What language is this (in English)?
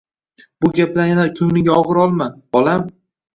Uzbek